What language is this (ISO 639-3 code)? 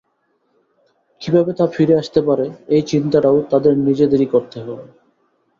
ben